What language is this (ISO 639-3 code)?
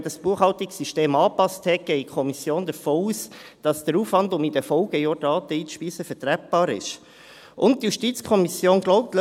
gsw